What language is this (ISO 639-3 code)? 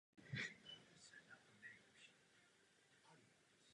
ces